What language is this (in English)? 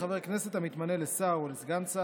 Hebrew